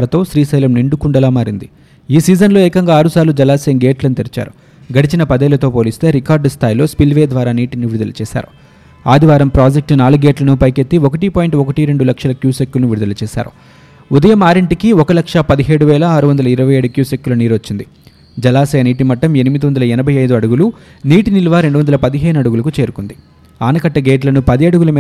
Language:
Telugu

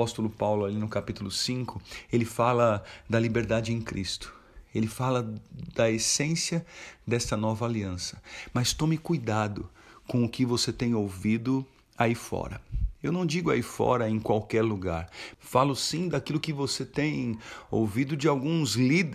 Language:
Portuguese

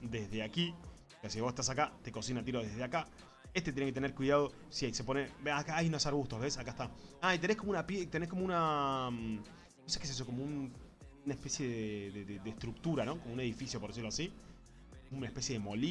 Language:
Spanish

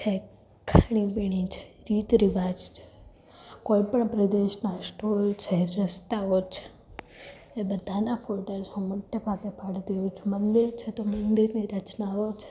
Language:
Gujarati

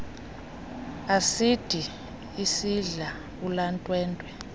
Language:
Xhosa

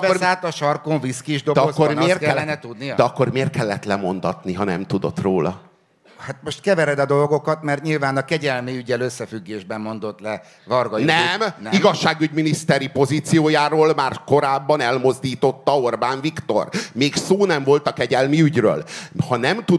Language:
Hungarian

